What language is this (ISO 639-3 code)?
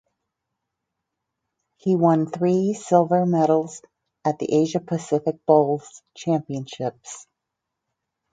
eng